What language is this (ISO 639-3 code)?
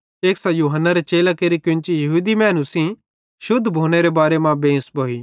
bhd